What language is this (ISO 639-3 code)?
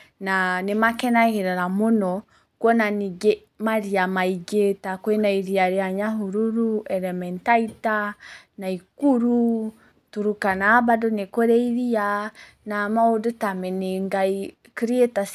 kik